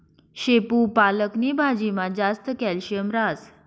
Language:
Marathi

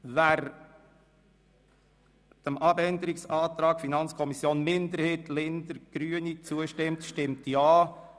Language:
Swiss German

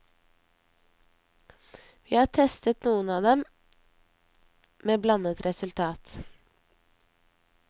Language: Norwegian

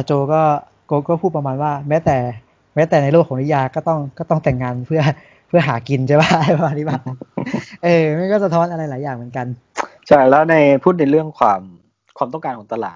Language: Thai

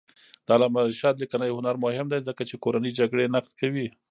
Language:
Pashto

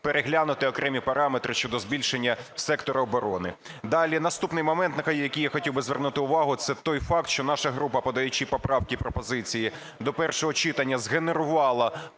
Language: Ukrainian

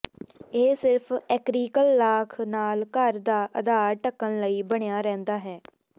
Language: Punjabi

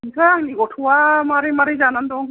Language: Bodo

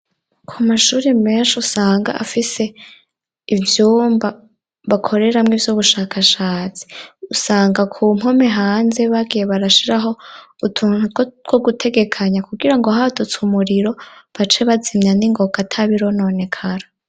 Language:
Rundi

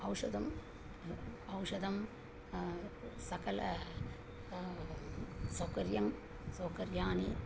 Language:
Sanskrit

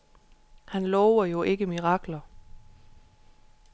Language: Danish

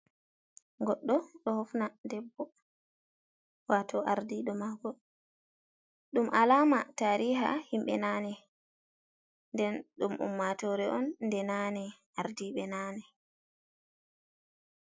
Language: Fula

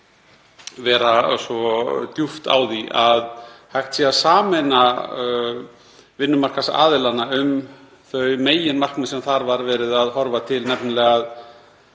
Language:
Icelandic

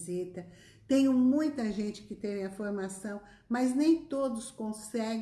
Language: Portuguese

